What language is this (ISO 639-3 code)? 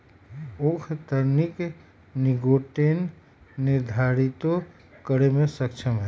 mag